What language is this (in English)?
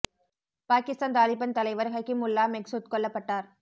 Tamil